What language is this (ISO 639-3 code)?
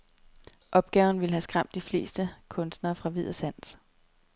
dan